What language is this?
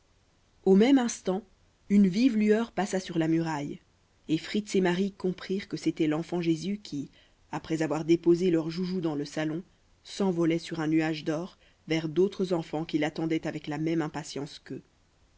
French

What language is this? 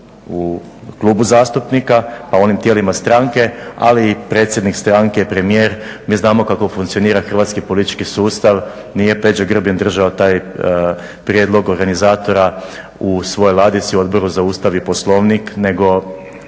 Croatian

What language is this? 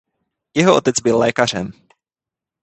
Czech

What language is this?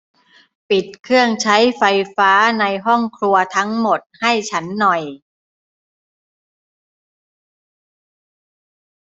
Thai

